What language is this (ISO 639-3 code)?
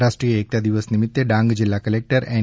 guj